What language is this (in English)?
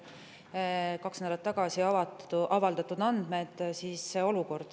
Estonian